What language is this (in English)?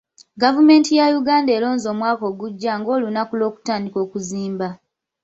Ganda